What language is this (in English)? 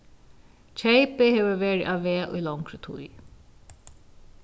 Faroese